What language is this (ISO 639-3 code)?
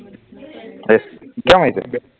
asm